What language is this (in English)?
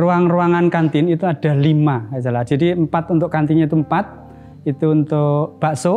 Indonesian